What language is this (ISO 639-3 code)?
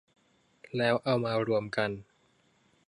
tha